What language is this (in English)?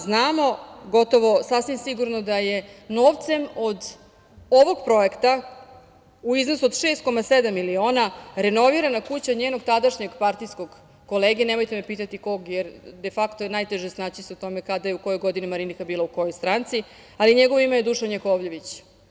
Serbian